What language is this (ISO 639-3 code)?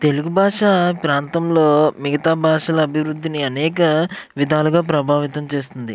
tel